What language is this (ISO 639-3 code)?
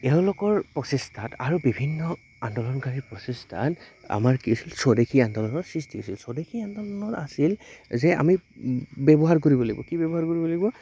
asm